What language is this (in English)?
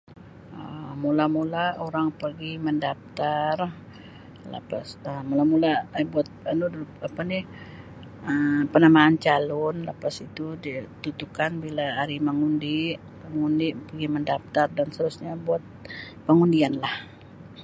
Sabah Malay